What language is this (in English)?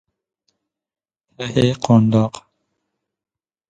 Persian